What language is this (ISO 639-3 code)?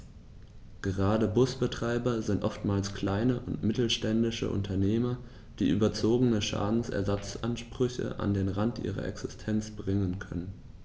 deu